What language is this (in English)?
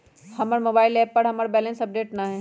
Magahi